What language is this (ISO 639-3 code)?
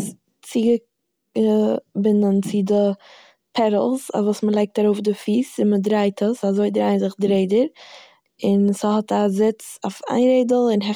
yid